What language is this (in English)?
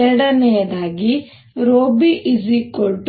Kannada